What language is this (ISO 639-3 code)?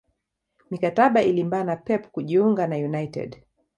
swa